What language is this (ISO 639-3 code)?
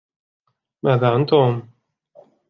ara